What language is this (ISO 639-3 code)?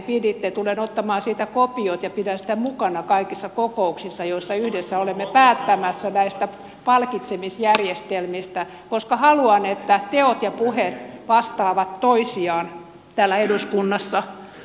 fin